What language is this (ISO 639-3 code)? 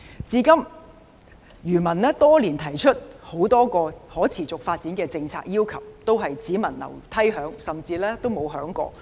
yue